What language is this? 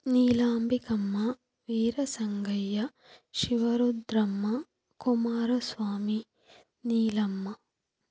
Kannada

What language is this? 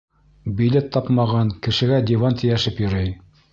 Bashkir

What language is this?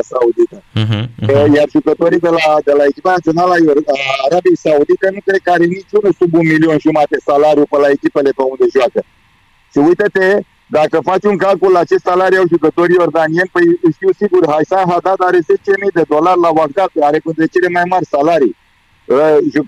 Romanian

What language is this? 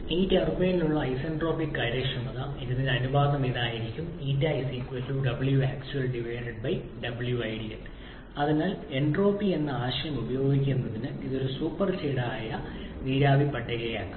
Malayalam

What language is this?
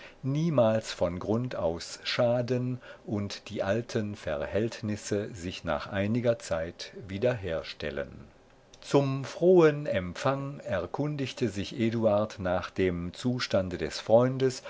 German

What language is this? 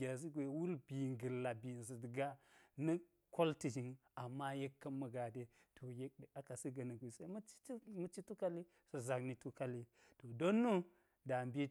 Geji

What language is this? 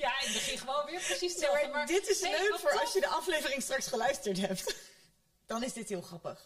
Dutch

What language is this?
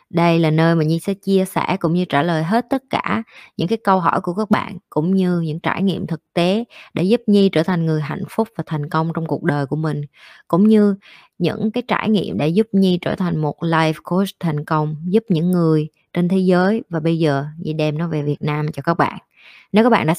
Vietnamese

